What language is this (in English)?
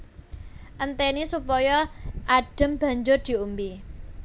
Javanese